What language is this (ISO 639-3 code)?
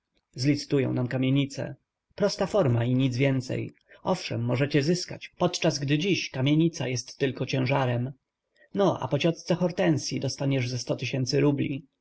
pol